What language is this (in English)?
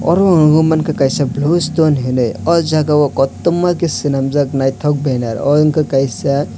Kok Borok